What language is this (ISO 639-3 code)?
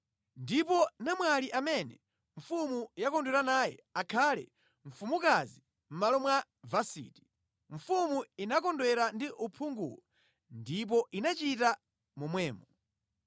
nya